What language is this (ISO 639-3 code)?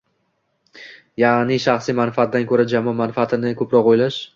uzb